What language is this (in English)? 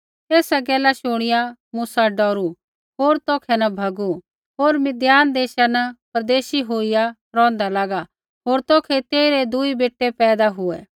Kullu Pahari